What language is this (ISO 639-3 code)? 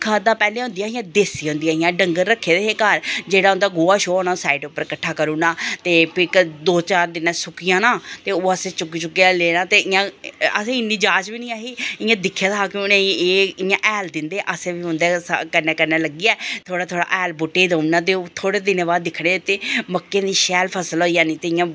doi